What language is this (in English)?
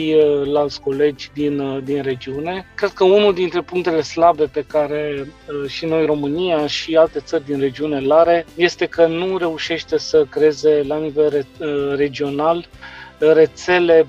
Romanian